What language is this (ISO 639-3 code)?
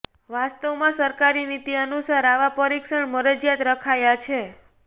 guj